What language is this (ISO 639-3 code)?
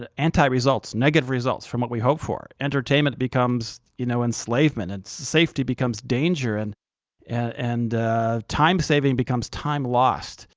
eng